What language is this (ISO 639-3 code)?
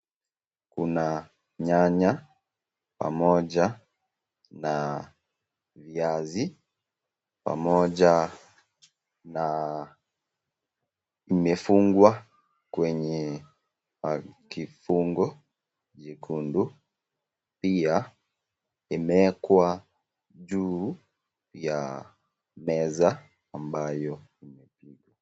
swa